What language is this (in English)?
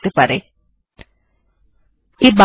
Bangla